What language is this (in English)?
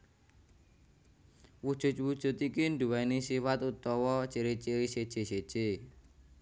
Javanese